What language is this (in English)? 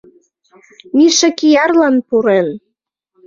Mari